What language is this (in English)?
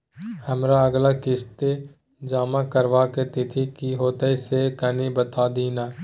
Maithili